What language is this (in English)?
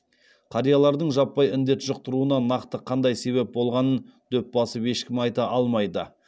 Kazakh